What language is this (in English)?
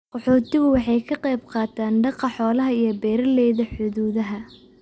Somali